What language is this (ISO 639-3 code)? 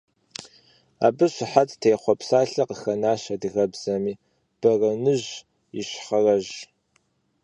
kbd